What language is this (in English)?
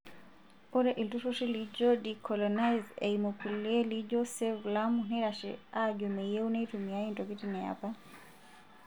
Masai